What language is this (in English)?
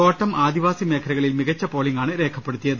Malayalam